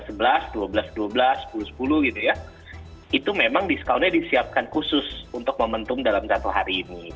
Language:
Indonesian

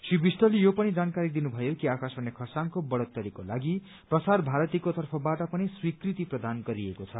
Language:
Nepali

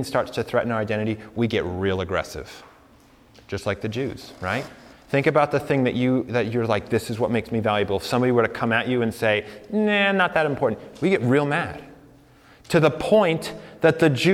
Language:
English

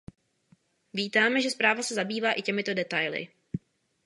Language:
Czech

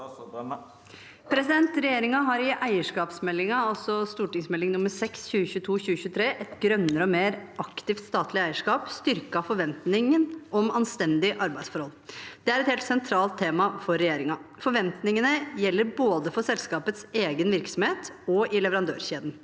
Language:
Norwegian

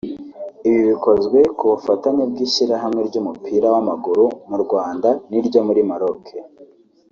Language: Kinyarwanda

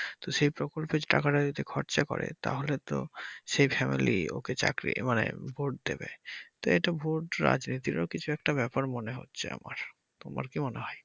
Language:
Bangla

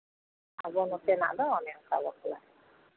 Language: Santali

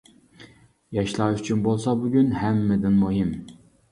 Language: Uyghur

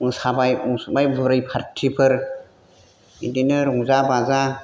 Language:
Bodo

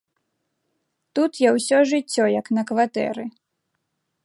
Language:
Belarusian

